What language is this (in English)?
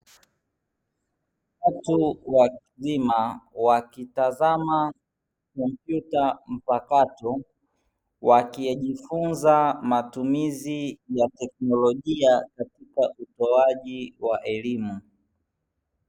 Swahili